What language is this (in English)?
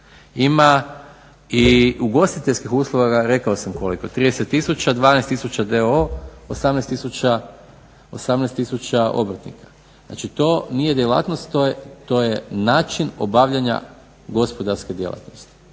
Croatian